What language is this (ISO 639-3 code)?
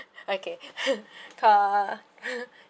eng